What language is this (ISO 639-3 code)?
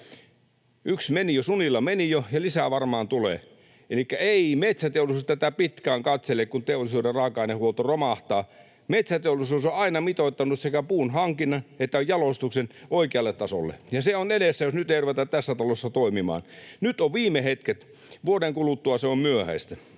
fin